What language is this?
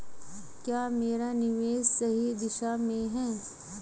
Hindi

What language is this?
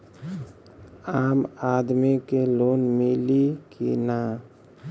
Bhojpuri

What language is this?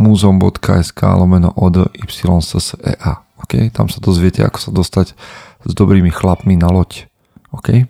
Slovak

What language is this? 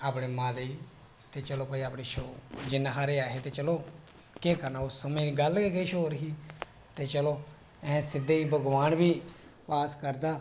Dogri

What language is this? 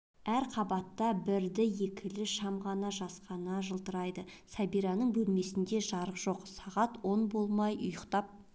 Kazakh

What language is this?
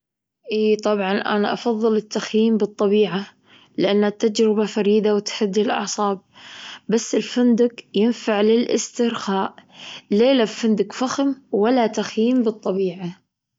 Gulf Arabic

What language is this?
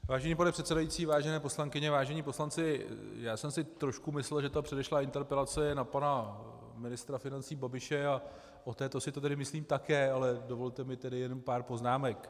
Czech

